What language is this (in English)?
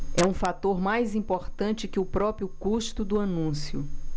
Portuguese